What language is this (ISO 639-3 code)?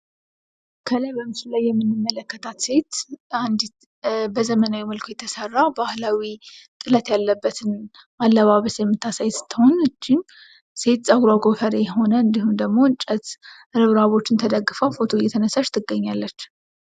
amh